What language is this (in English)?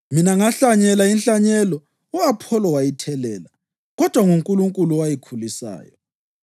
North Ndebele